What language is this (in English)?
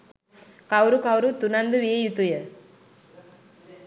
Sinhala